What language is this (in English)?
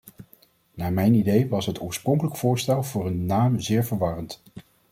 Dutch